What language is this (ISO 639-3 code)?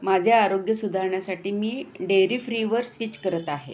mar